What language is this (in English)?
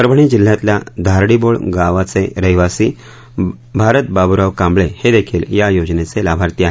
Marathi